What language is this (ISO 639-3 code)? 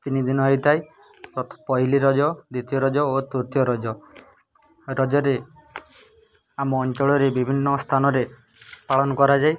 ori